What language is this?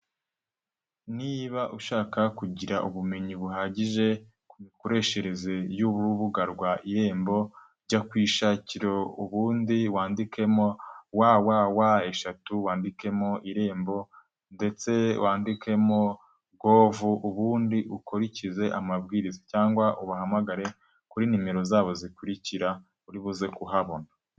Kinyarwanda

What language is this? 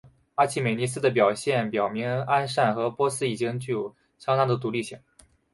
Chinese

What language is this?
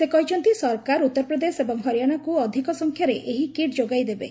Odia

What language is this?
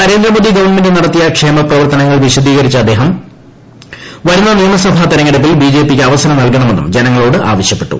Malayalam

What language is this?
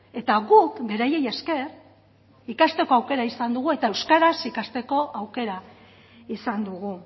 Basque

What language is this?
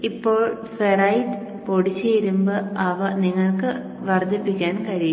Malayalam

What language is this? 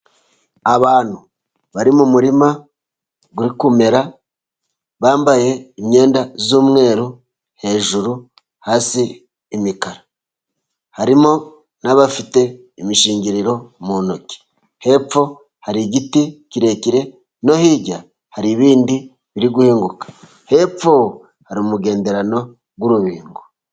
Kinyarwanda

